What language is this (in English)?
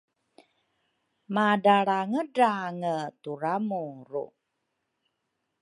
Rukai